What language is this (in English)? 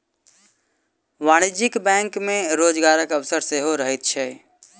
Maithili